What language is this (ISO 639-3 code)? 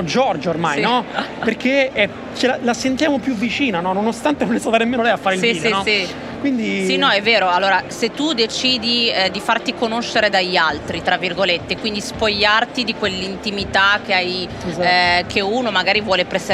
ita